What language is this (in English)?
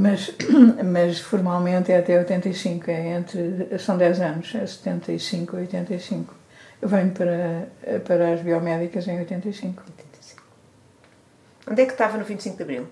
Portuguese